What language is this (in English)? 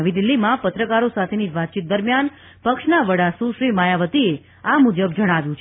Gujarati